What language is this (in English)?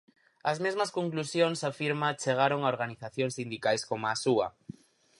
Galician